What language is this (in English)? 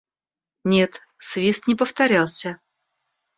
Russian